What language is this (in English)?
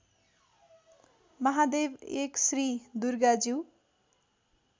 Nepali